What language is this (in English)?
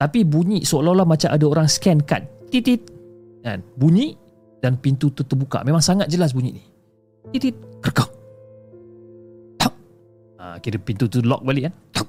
Malay